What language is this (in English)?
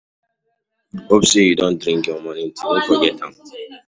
Nigerian Pidgin